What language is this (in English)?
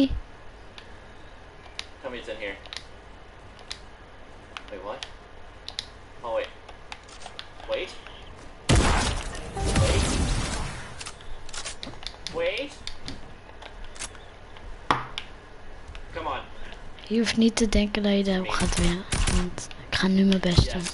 Dutch